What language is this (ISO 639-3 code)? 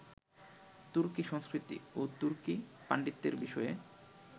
ben